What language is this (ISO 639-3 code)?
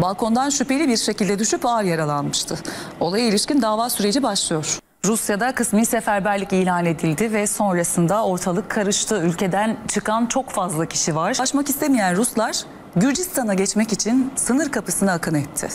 tur